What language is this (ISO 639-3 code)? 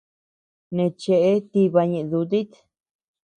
cux